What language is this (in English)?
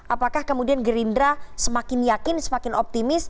Indonesian